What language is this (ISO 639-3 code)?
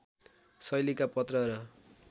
nep